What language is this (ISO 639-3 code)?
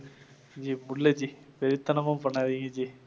tam